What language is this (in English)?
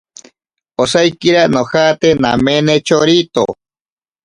Ashéninka Perené